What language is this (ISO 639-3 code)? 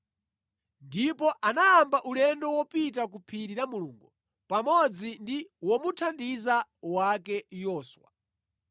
nya